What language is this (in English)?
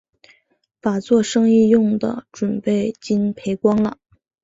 Chinese